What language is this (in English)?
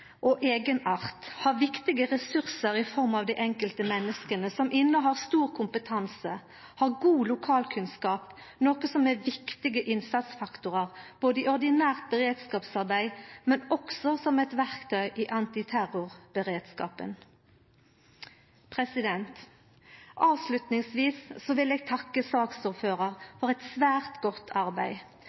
Norwegian Nynorsk